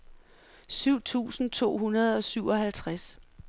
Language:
Danish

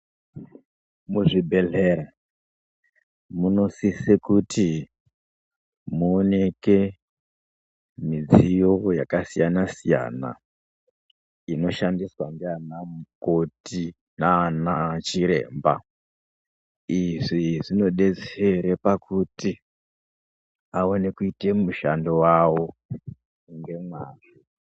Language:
Ndau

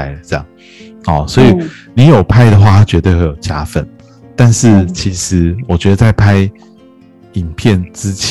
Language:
Chinese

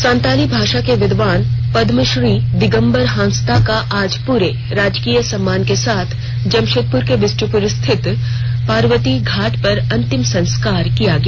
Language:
Hindi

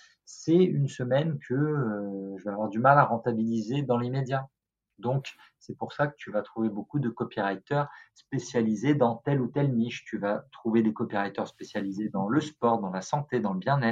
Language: French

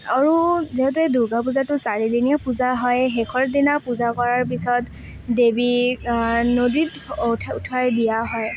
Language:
Assamese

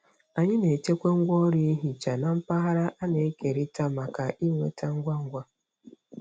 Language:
Igbo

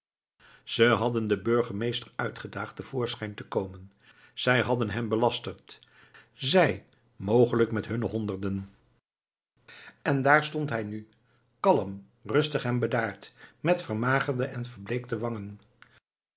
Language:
Dutch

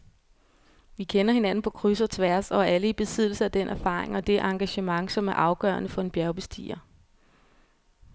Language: Danish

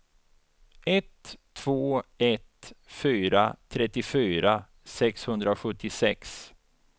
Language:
Swedish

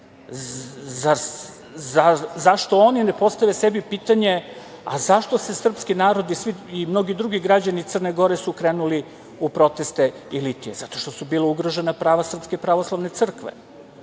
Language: Serbian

